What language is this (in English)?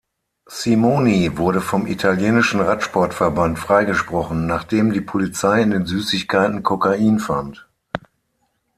German